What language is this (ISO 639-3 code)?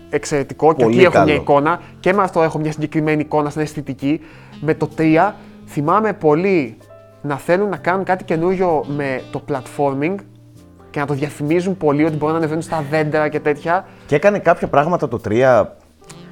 ell